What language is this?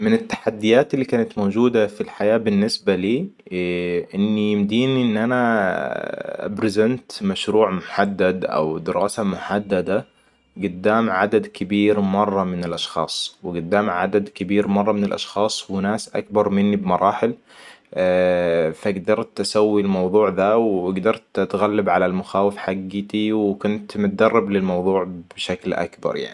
Hijazi Arabic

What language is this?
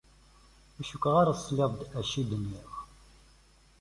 Kabyle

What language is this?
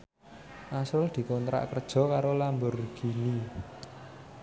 Javanese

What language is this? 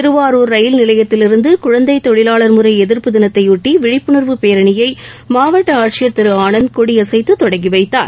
Tamil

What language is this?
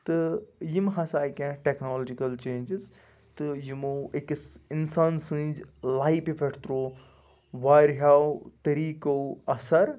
Kashmiri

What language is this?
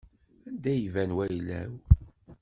Kabyle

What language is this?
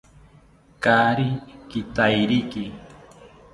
South Ucayali Ashéninka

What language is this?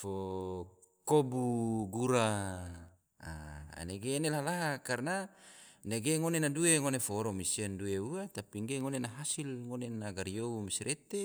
Tidore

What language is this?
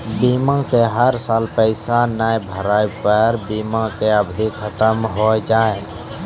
Maithili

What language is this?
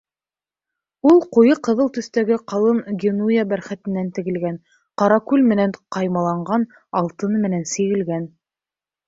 Bashkir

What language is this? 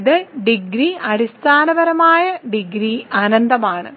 Malayalam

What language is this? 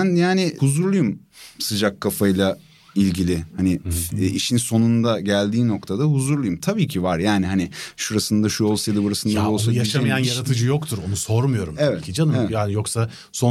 Turkish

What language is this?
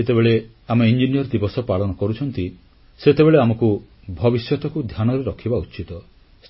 Odia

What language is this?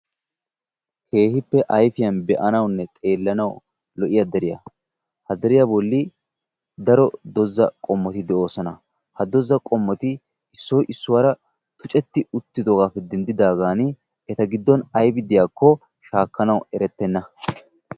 Wolaytta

